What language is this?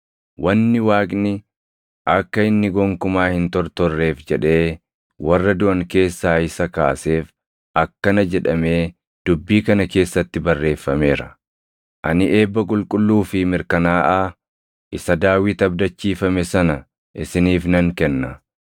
Oromo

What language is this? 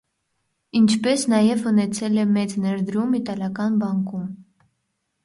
Armenian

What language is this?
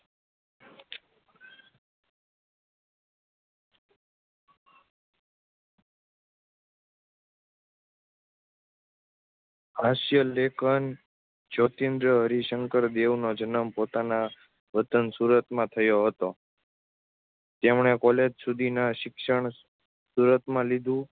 Gujarati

